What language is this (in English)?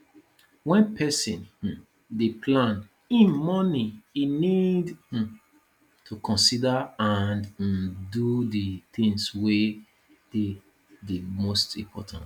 Nigerian Pidgin